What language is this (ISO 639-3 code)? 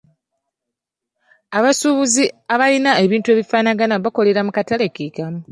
lug